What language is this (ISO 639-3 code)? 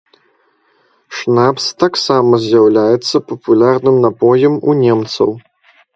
bel